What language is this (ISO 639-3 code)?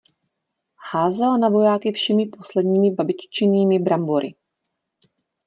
ces